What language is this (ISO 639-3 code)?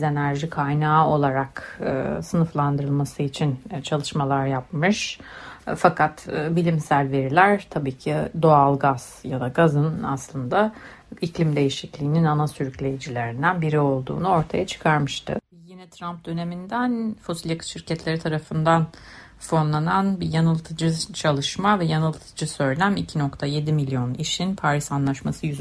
tur